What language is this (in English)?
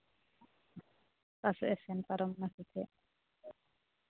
Santali